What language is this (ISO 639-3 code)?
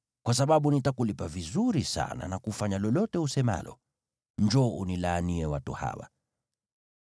swa